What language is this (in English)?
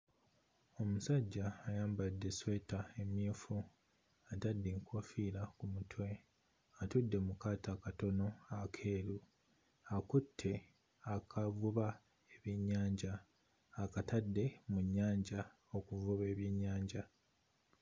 Ganda